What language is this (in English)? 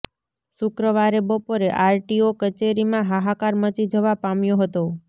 Gujarati